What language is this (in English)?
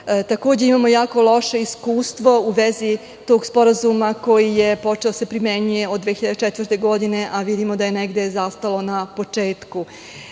Serbian